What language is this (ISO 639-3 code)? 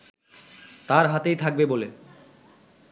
ben